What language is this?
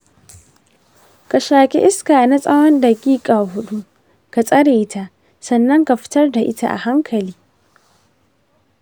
Hausa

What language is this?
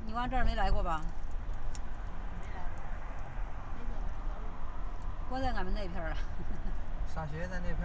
Chinese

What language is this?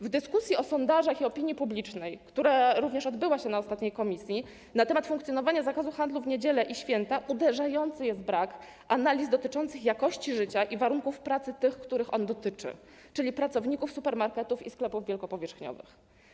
Polish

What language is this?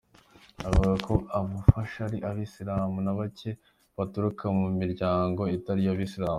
Kinyarwanda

